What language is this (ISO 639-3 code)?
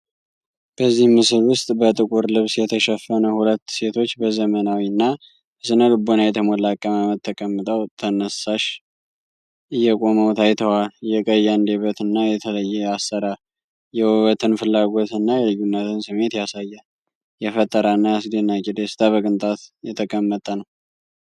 amh